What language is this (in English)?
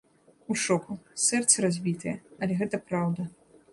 Belarusian